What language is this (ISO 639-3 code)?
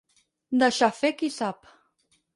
cat